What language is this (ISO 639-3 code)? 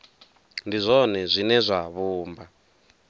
ven